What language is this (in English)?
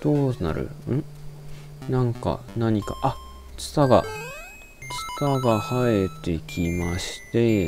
Japanese